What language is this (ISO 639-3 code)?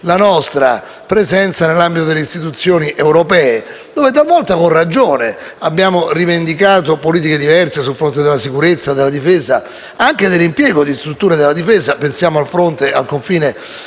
ita